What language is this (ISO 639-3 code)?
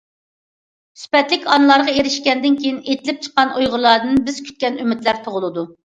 uig